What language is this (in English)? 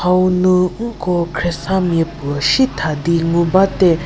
Angami Naga